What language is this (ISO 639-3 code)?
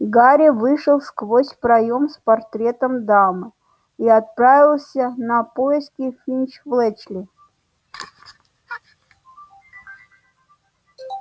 rus